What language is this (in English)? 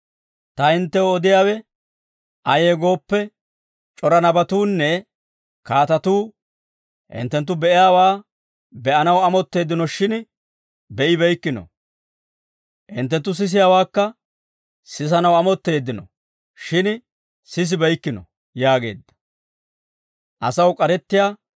Dawro